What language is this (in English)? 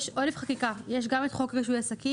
Hebrew